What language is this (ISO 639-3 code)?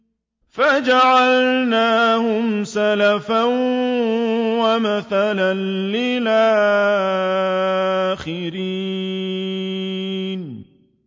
ara